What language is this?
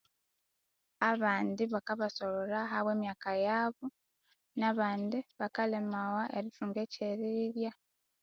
Konzo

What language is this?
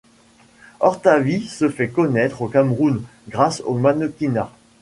French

